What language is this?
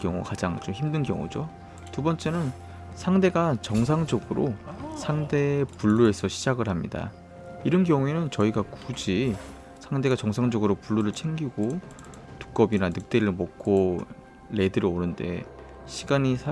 Korean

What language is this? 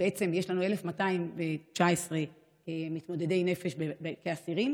Hebrew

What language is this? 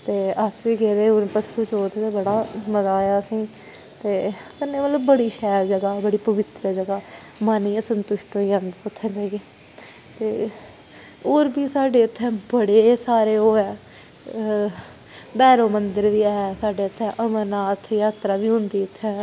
Dogri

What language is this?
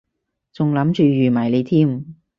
Cantonese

